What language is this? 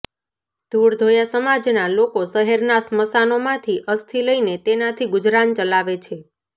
Gujarati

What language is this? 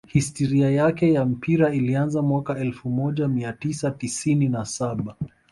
Swahili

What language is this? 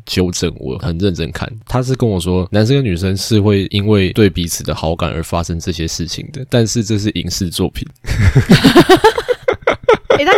Chinese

